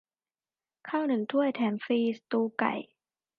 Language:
Thai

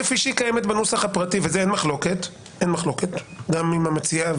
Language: Hebrew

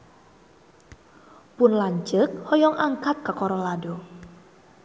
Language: Sundanese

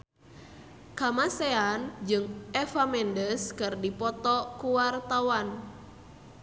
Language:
Sundanese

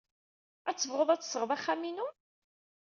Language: Kabyle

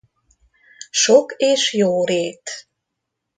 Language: Hungarian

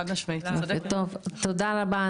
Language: Hebrew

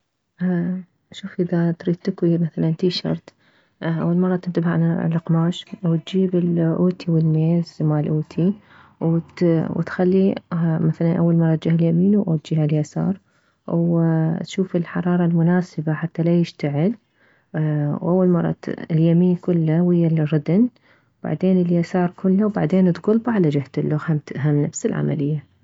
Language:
Mesopotamian Arabic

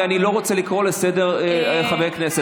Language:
Hebrew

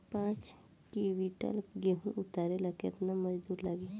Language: Bhojpuri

